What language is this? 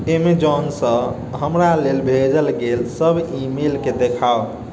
Maithili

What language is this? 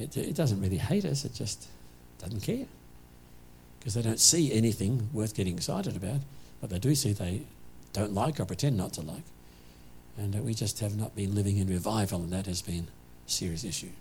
English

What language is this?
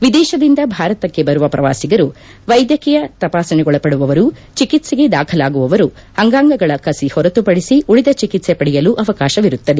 Kannada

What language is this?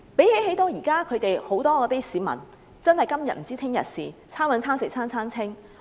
Cantonese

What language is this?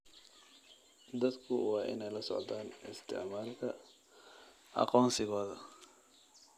Somali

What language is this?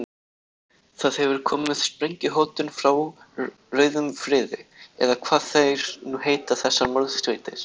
Icelandic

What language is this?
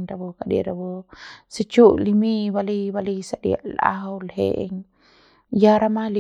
Central Pame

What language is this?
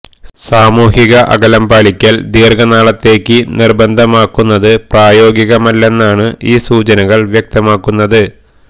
Malayalam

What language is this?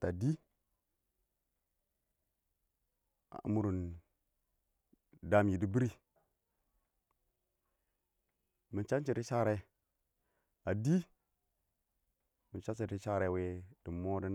Awak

